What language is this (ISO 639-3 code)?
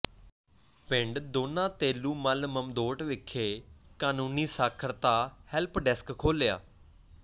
pan